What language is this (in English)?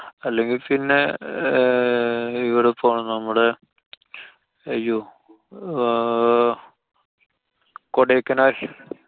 Malayalam